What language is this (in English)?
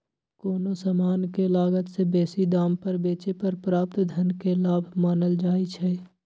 Magahi